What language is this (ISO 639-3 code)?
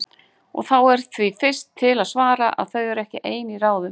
isl